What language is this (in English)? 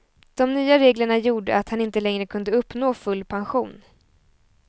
Swedish